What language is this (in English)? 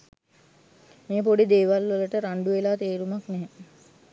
Sinhala